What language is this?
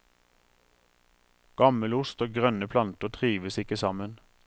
Norwegian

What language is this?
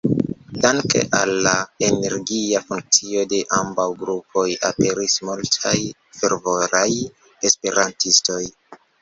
Esperanto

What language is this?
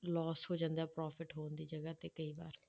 Punjabi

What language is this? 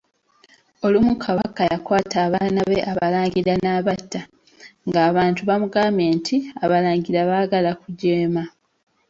Ganda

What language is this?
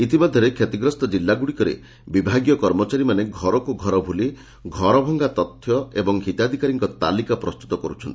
Odia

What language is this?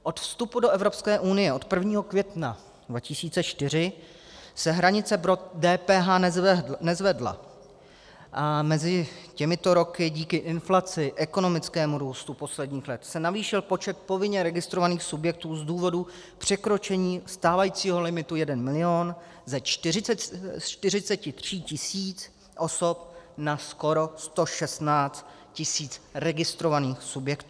Czech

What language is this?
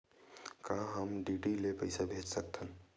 Chhattisgarhi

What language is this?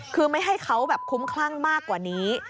Thai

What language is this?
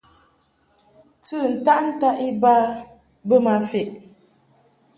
Mungaka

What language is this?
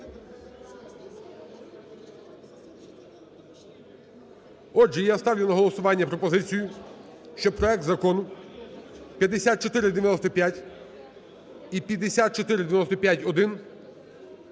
Ukrainian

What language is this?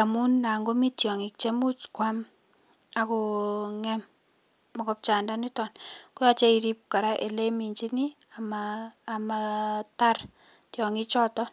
Kalenjin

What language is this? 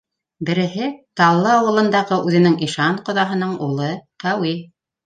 Bashkir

